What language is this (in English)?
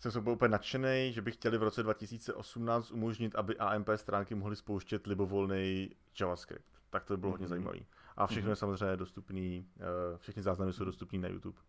Czech